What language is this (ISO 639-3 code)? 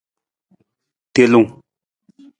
nmz